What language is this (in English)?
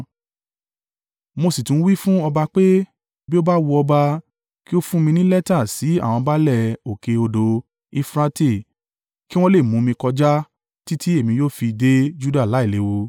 Yoruba